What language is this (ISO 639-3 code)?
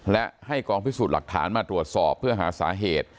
tha